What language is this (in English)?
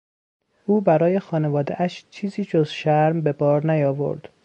Persian